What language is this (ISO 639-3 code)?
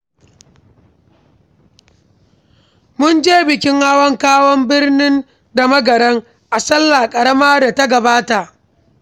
hau